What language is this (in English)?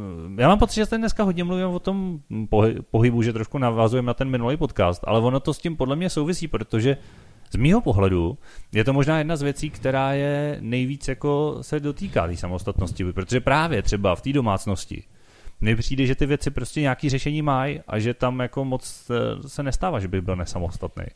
Czech